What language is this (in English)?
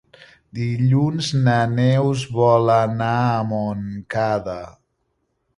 Catalan